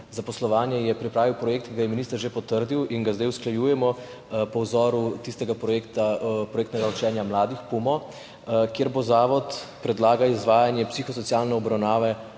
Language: Slovenian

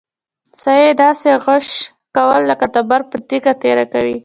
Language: Pashto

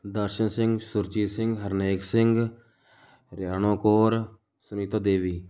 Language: Punjabi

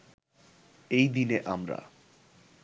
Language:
Bangla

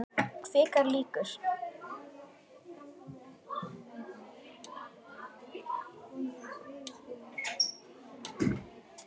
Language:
Icelandic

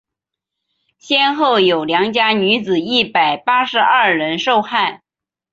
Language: Chinese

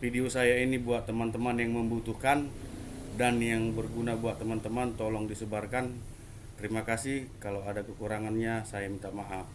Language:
Indonesian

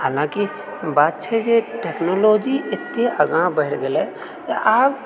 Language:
Maithili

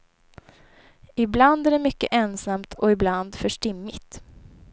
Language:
Swedish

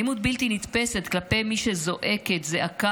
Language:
Hebrew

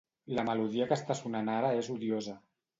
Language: Catalan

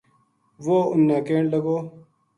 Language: Gujari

